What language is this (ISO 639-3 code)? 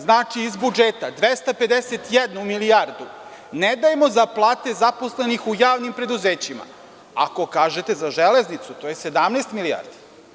srp